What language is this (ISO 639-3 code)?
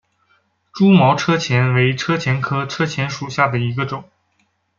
zho